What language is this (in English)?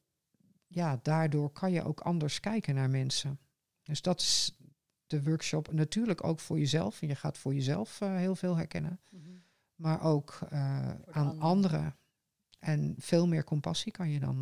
Dutch